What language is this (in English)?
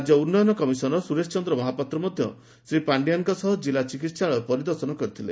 Odia